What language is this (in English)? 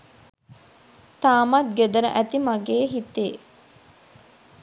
Sinhala